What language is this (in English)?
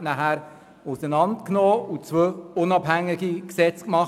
Swiss German